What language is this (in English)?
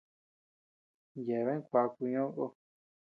Tepeuxila Cuicatec